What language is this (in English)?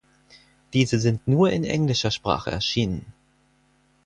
German